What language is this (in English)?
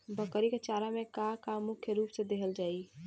Bhojpuri